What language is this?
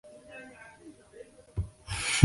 Chinese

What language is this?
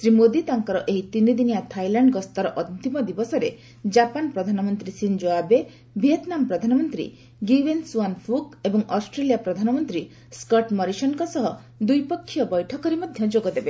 Odia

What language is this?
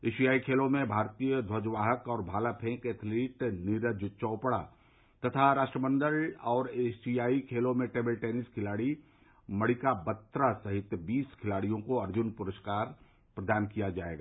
Hindi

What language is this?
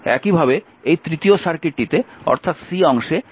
Bangla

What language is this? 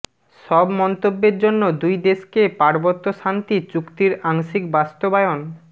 Bangla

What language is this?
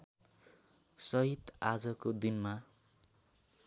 Nepali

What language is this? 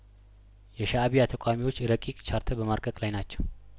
Amharic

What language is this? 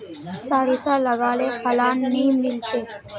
Magahi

